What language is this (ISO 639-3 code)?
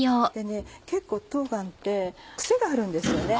jpn